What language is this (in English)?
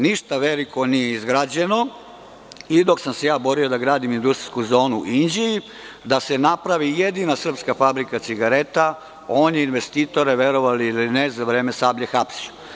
Serbian